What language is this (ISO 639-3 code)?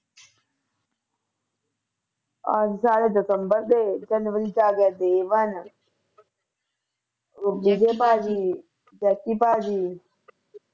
pan